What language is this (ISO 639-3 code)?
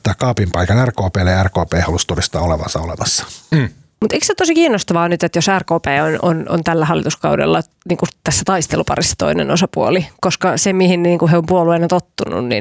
fin